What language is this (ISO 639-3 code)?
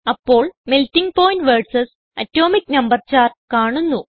mal